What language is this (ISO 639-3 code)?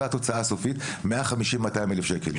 heb